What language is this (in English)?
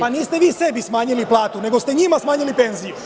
Serbian